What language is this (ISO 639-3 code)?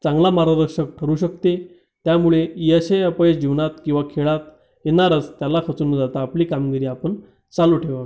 mar